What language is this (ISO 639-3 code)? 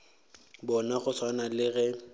nso